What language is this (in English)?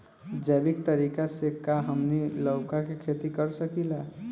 Bhojpuri